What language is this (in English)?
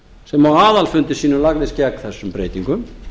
Icelandic